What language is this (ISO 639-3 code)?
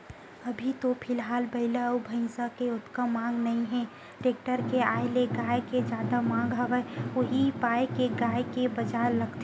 hne